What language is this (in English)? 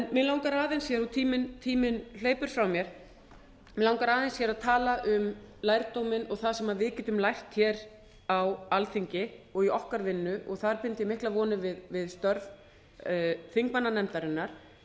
Icelandic